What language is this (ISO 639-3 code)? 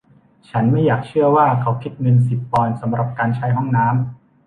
tha